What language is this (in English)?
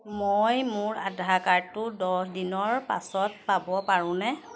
Assamese